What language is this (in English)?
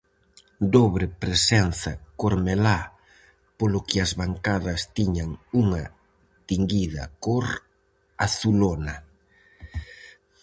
Galician